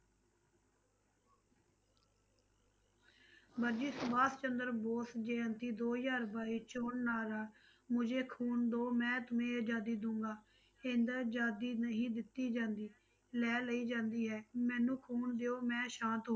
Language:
Punjabi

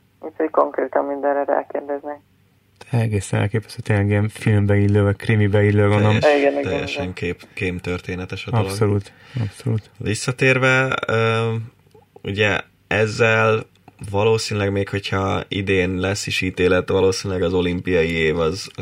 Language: Hungarian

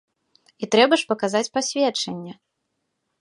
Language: Belarusian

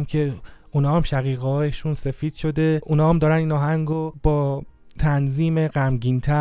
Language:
Persian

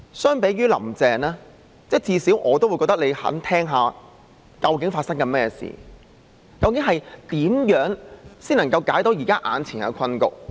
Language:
Cantonese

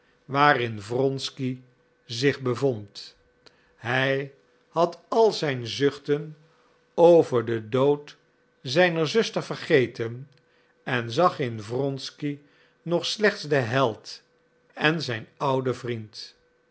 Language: Dutch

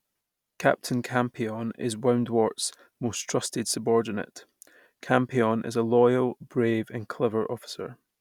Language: English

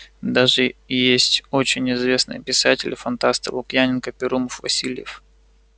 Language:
Russian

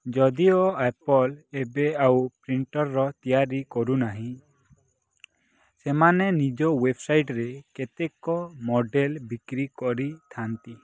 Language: Odia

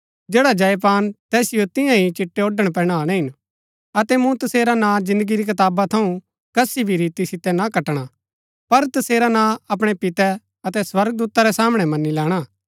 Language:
Gaddi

